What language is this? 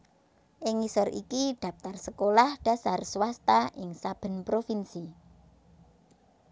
Javanese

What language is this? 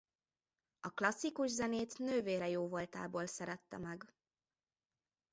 Hungarian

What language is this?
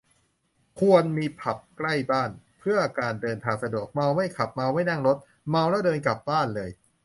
Thai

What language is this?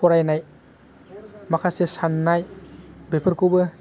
Bodo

